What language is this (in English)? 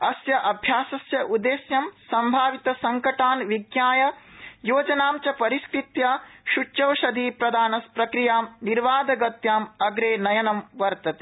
Sanskrit